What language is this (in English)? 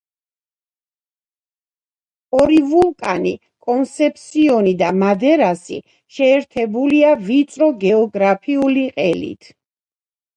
Georgian